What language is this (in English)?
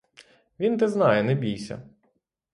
Ukrainian